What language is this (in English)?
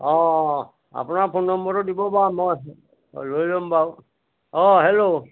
Assamese